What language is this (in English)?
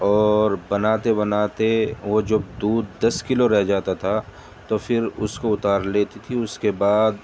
Urdu